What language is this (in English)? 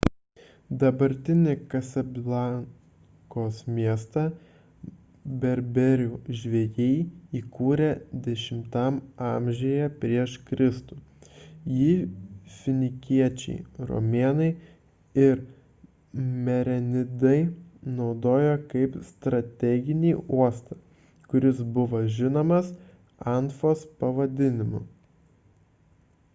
Lithuanian